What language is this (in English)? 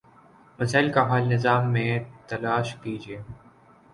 Urdu